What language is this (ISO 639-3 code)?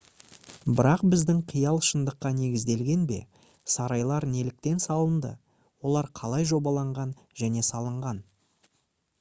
kaz